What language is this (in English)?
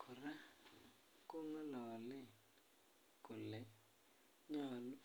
Kalenjin